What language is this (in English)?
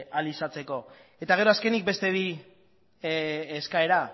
Basque